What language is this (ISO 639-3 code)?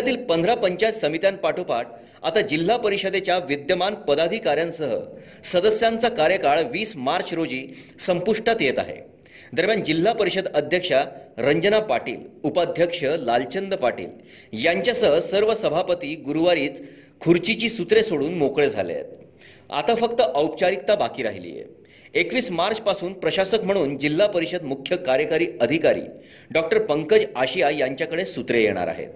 mar